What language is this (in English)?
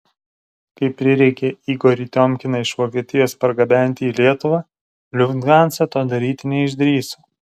Lithuanian